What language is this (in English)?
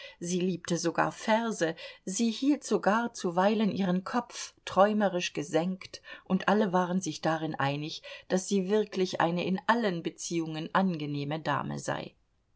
German